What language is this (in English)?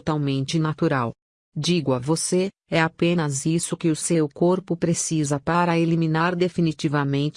Portuguese